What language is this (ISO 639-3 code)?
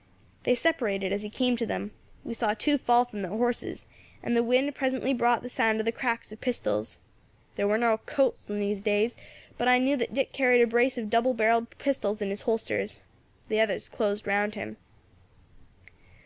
eng